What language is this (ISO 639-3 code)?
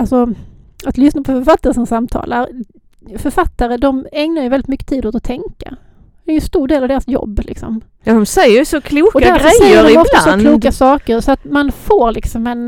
swe